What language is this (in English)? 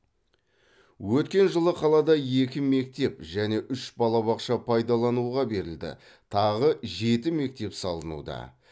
Kazakh